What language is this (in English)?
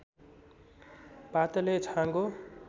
Nepali